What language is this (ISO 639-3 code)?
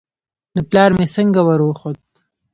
pus